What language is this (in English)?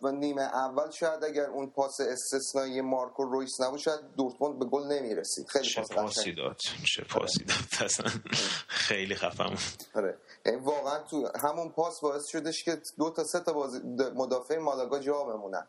Persian